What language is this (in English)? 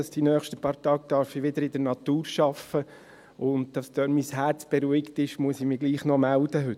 Swiss German